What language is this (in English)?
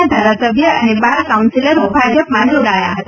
Gujarati